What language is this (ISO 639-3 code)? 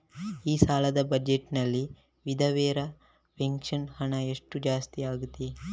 kan